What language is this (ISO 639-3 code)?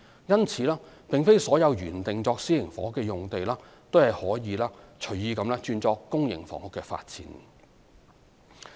yue